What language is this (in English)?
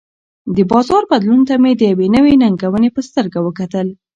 Pashto